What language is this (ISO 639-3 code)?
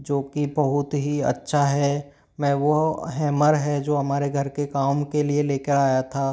hin